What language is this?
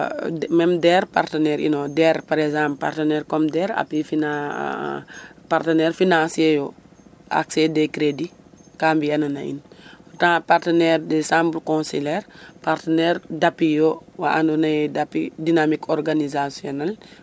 Serer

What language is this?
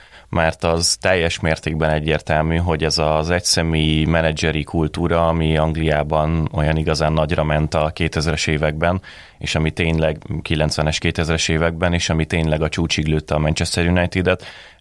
Hungarian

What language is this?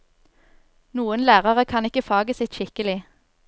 Norwegian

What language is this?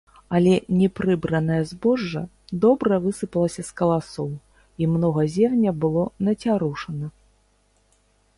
Belarusian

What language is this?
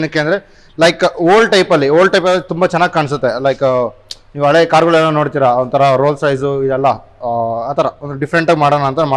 Kannada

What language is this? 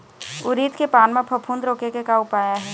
Chhattisgarhi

